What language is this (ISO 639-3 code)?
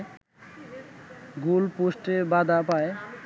ben